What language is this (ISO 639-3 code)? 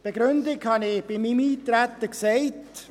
gsw